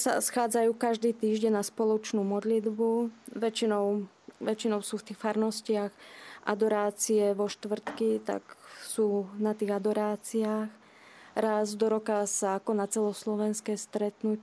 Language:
Slovak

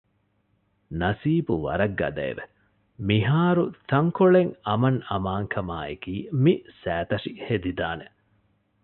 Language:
Divehi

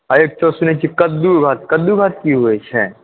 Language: Maithili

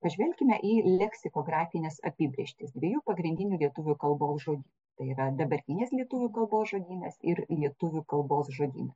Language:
Lithuanian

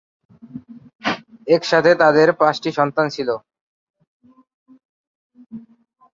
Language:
Bangla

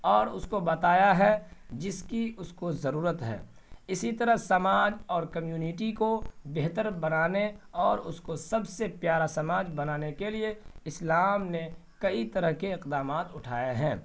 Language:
Urdu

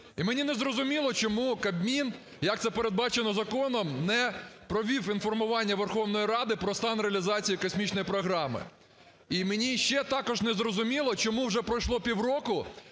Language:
Ukrainian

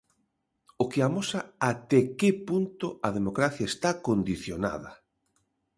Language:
Galician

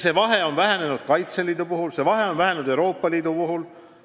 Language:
Estonian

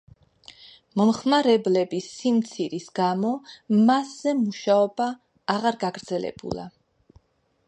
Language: Georgian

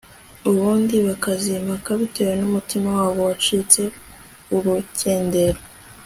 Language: Kinyarwanda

